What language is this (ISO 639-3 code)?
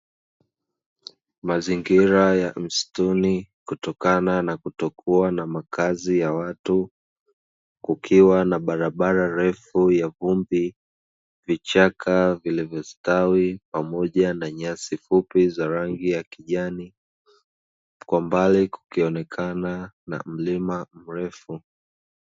swa